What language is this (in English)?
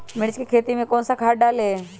Magahi